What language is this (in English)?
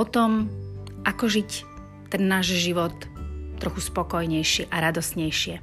Slovak